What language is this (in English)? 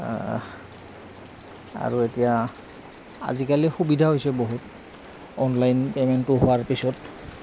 Assamese